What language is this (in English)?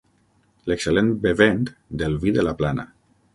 Catalan